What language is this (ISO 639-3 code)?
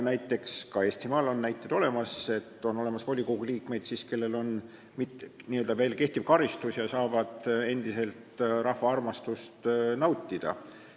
est